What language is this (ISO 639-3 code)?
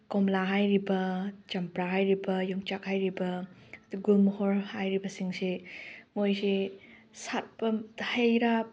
mni